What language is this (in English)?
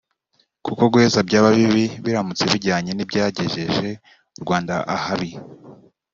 Kinyarwanda